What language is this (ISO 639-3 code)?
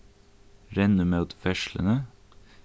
fao